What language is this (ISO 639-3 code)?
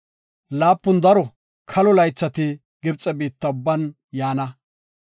gof